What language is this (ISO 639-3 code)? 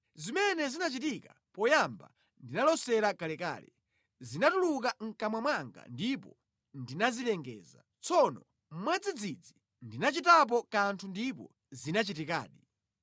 nya